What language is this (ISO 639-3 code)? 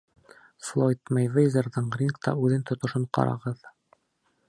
bak